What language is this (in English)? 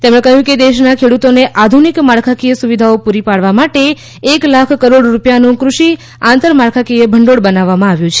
Gujarati